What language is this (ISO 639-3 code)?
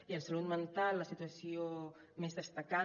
cat